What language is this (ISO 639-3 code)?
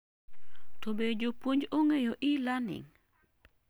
luo